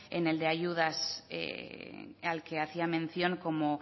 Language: Spanish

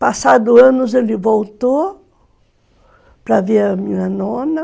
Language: Portuguese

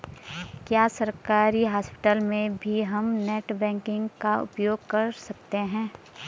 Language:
Hindi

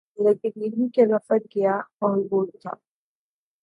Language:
Urdu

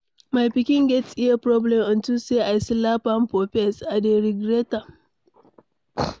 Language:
Nigerian Pidgin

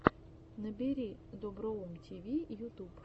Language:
Russian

